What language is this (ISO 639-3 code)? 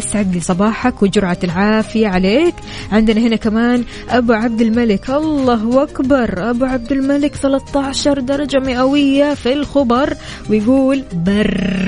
ara